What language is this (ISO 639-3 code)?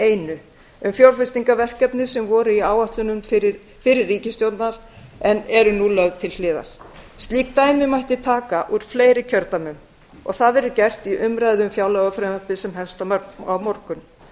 isl